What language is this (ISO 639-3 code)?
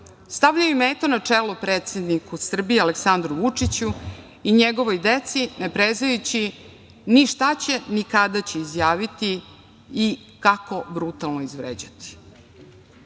srp